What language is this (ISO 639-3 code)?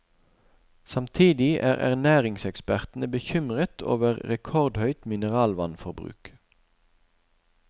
nor